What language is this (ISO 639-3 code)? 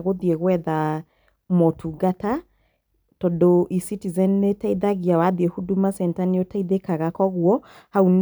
kik